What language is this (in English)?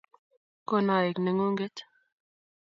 Kalenjin